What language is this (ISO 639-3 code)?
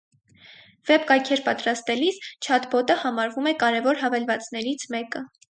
hye